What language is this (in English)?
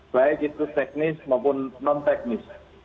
Indonesian